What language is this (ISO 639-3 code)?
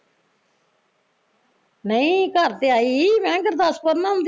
pan